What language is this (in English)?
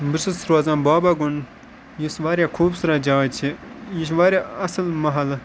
Kashmiri